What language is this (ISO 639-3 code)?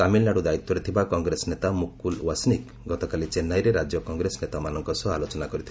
ori